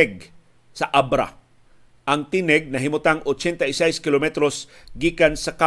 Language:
Filipino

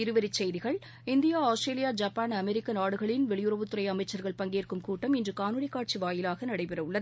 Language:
Tamil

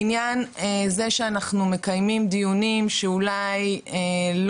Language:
Hebrew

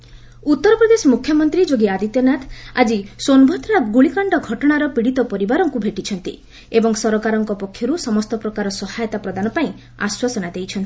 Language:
Odia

